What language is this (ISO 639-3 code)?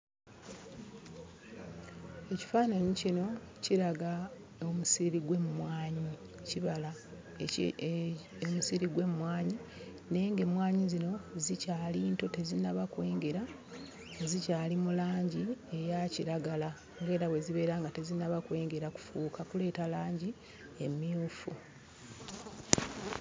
lug